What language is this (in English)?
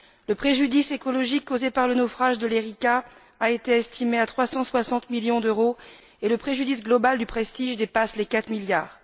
French